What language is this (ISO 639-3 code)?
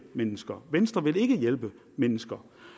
dan